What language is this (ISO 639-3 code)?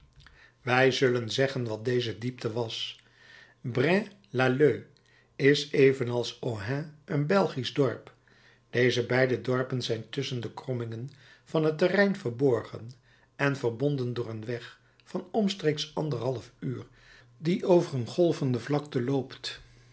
nld